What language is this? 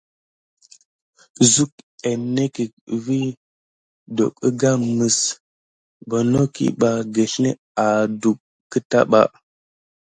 Gidar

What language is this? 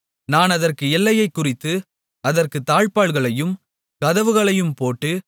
Tamil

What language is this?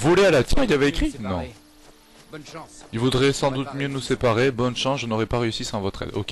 French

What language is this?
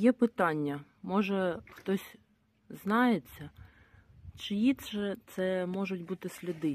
Ukrainian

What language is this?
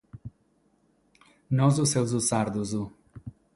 Sardinian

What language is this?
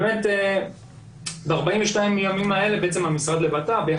Hebrew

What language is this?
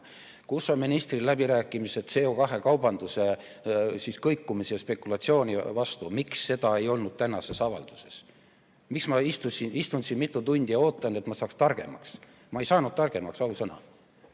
Estonian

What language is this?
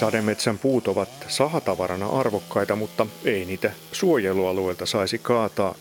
Finnish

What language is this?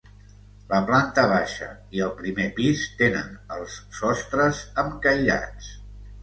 Catalan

